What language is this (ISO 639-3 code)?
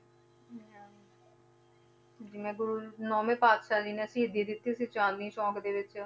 pan